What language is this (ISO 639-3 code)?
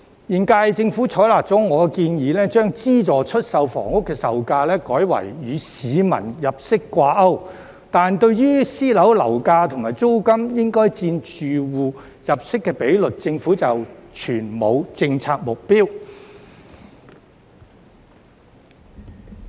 yue